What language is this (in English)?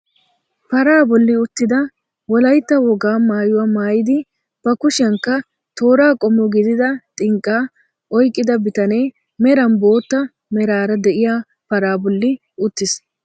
Wolaytta